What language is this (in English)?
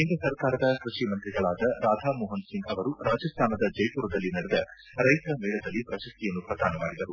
Kannada